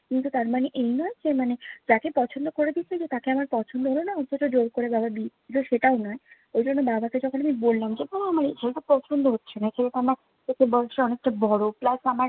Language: Bangla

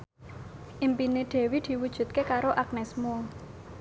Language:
Javanese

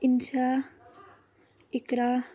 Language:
Kashmiri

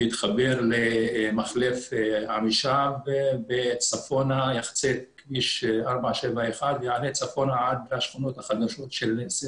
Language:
Hebrew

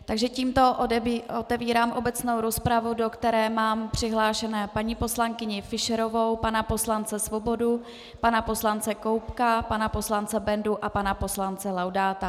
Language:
Czech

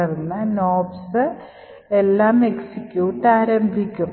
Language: Malayalam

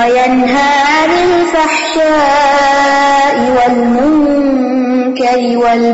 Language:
Urdu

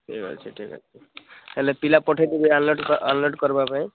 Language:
Odia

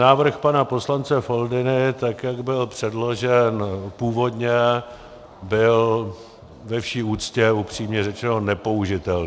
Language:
Czech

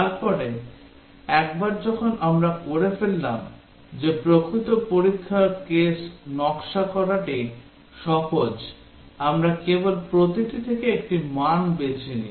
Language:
Bangla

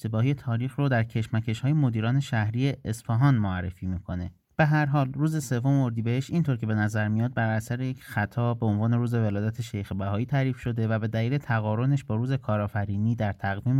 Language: Persian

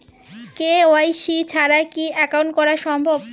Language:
Bangla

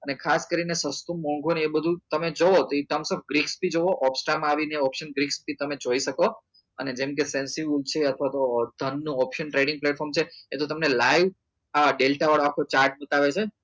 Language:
Gujarati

